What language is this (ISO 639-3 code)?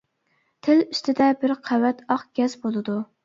uig